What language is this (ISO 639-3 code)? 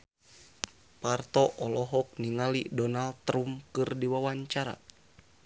sun